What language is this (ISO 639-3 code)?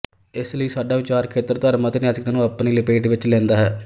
pan